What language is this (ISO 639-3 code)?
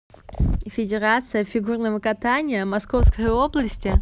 rus